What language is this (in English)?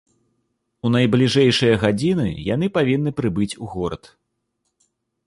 Belarusian